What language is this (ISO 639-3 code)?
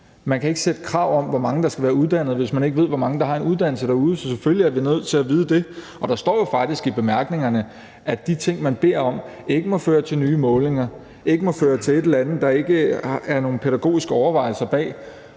dan